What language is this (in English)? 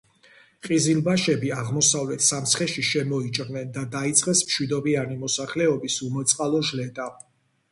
Georgian